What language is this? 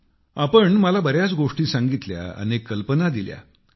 Marathi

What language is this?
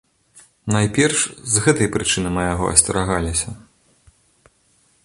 Belarusian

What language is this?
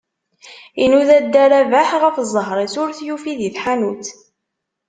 Kabyle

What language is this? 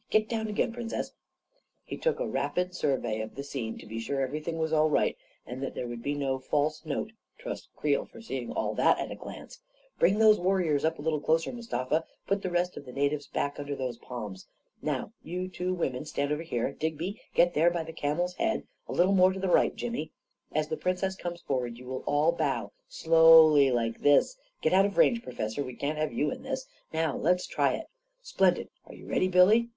English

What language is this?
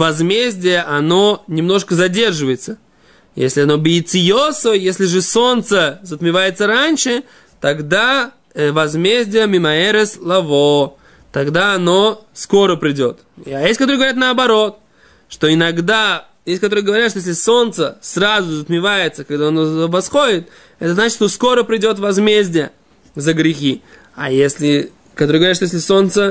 Russian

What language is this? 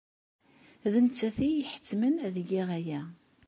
Kabyle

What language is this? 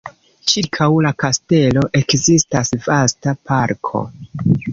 Esperanto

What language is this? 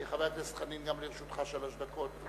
Hebrew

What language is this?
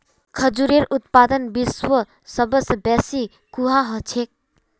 Magahi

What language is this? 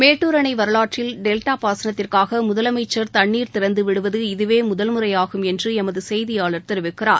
Tamil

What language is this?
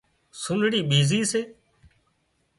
Wadiyara Koli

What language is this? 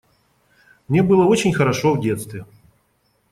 Russian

